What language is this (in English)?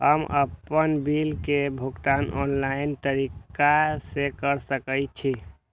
Maithili